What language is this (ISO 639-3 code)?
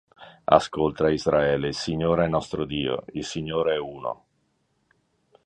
ita